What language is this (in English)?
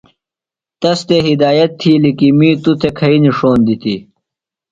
Phalura